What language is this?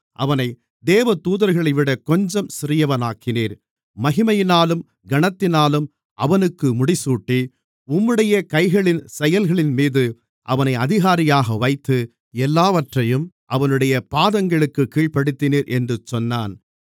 Tamil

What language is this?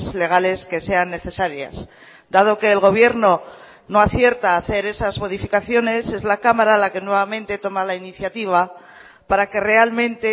Spanish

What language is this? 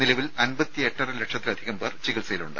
Malayalam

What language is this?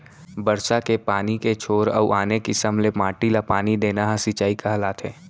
Chhattisgarhi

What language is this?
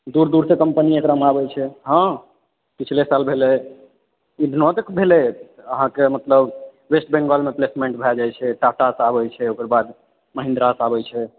Maithili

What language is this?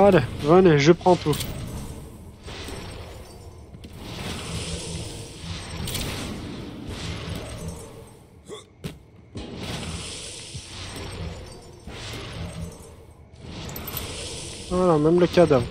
French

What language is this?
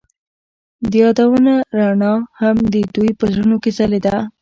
Pashto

